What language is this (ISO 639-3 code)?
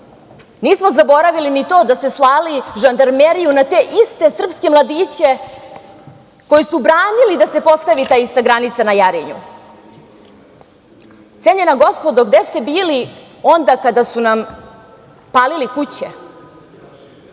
srp